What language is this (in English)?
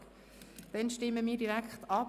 Swiss German